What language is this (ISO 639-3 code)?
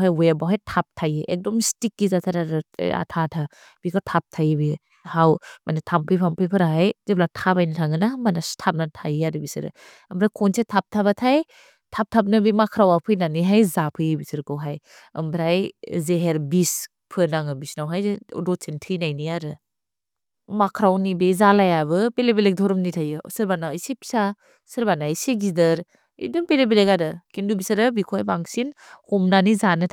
brx